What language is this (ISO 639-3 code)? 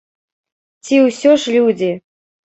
bel